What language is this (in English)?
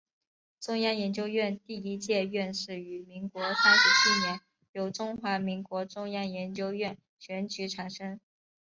Chinese